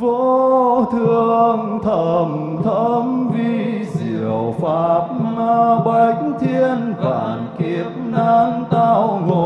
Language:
Vietnamese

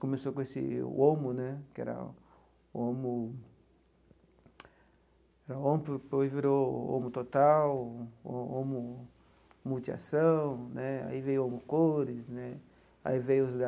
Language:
Portuguese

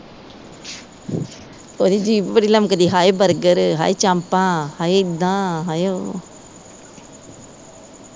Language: Punjabi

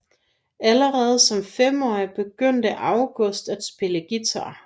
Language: Danish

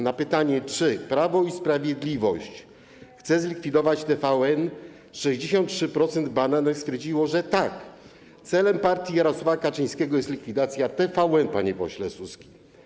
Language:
Polish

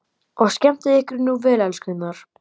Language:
Icelandic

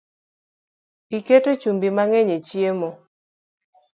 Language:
Luo (Kenya and Tanzania)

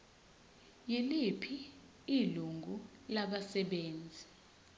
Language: Zulu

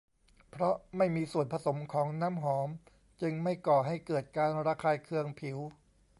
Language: Thai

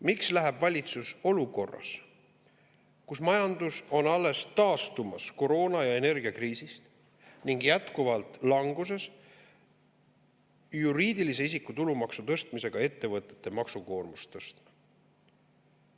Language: Estonian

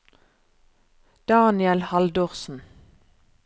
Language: Norwegian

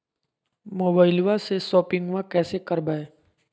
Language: Magahi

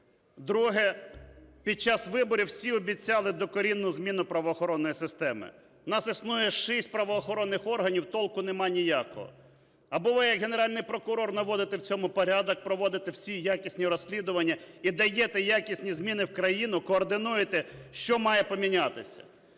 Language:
Ukrainian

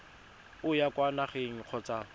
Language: Tswana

